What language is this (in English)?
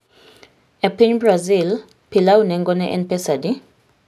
Luo (Kenya and Tanzania)